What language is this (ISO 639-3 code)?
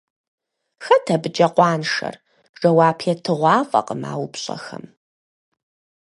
kbd